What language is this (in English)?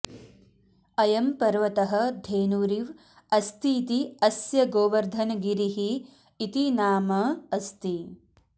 Sanskrit